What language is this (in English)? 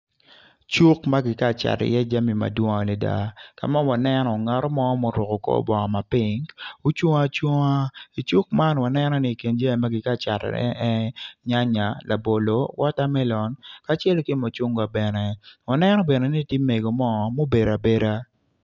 Acoli